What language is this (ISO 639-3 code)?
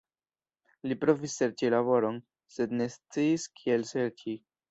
epo